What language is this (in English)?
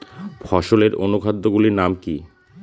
Bangla